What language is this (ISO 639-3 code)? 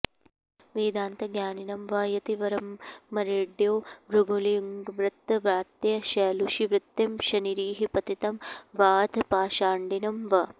san